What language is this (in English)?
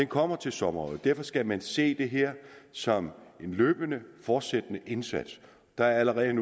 Danish